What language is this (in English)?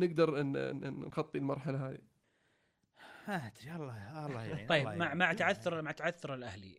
Arabic